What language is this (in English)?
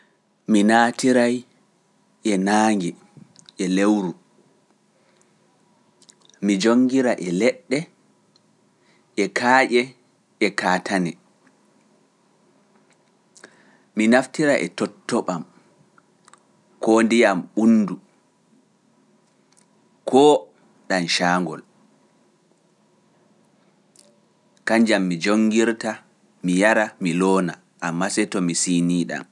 Pular